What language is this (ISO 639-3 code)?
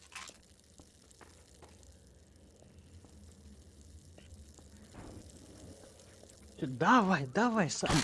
rus